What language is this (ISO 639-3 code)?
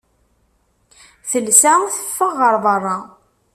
kab